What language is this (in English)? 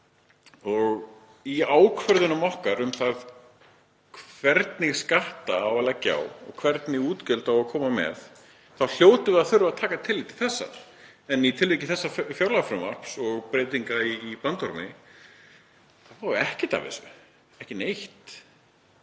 Icelandic